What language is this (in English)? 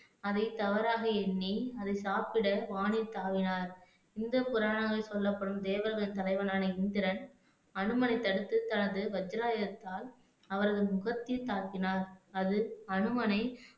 Tamil